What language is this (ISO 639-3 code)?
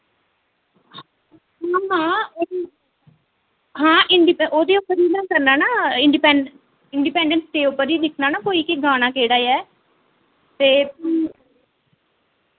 doi